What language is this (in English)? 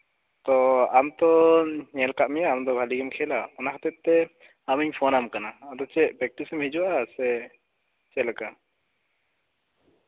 Santali